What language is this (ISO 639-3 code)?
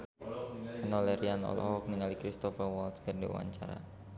sun